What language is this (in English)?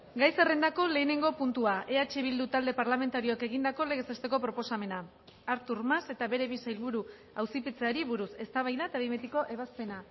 Basque